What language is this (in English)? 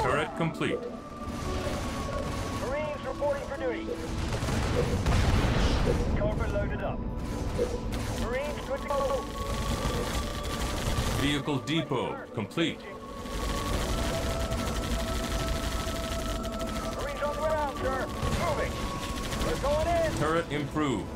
English